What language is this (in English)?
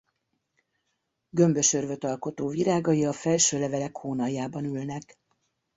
Hungarian